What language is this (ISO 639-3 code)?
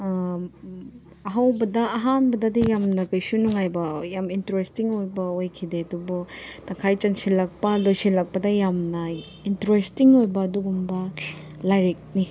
mni